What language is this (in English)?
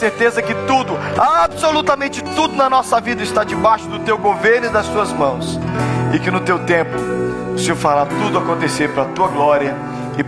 Portuguese